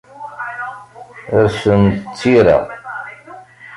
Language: Kabyle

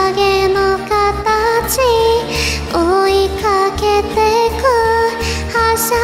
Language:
Korean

